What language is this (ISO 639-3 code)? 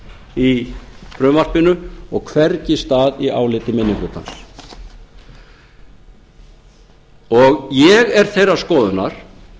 isl